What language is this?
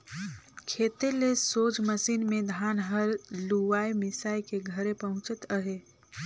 Chhattisgarhi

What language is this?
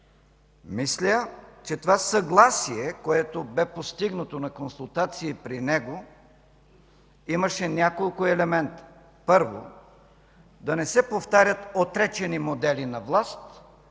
Bulgarian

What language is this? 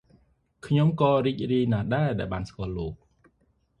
Khmer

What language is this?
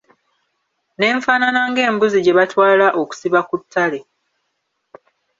Ganda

